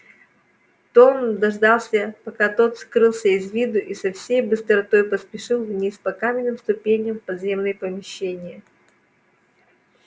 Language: Russian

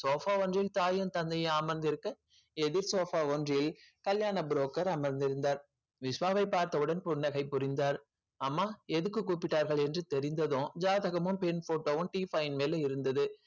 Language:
Tamil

